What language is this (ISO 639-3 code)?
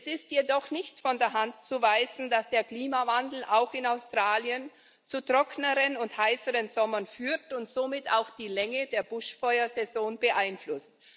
deu